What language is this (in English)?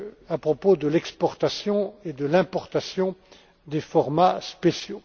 French